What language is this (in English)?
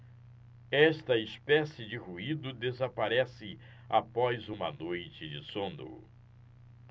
Portuguese